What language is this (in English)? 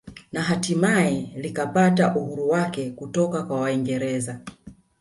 Swahili